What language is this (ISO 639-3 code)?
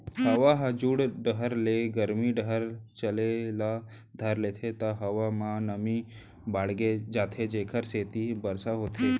hne